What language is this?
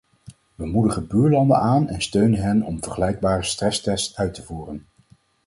Dutch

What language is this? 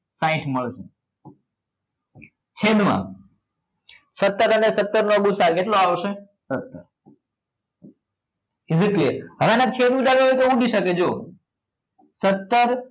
Gujarati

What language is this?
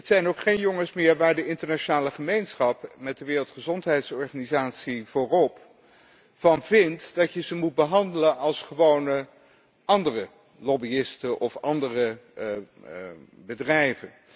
Dutch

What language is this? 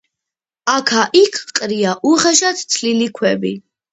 Georgian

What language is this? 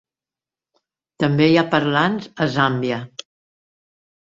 Catalan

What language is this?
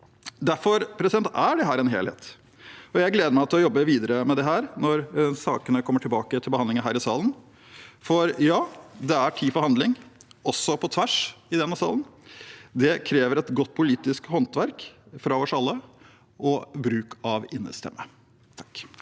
Norwegian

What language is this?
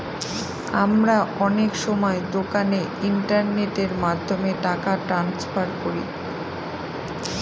Bangla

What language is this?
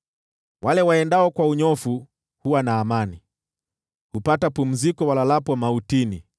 Swahili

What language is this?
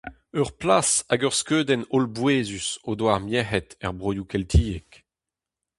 Breton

